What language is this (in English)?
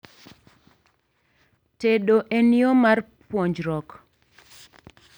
Luo (Kenya and Tanzania)